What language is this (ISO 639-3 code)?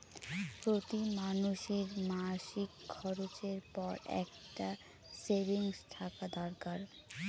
ben